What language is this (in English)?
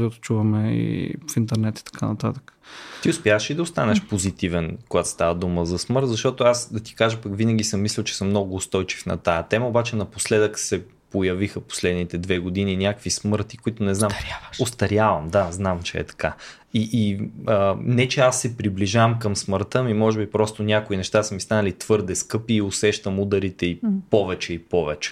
Bulgarian